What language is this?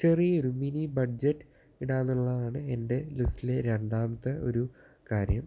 Malayalam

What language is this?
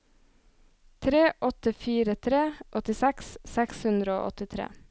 Norwegian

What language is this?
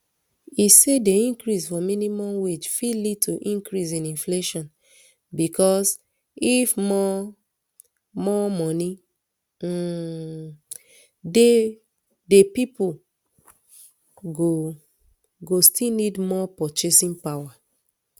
Nigerian Pidgin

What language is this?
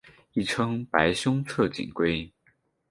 Chinese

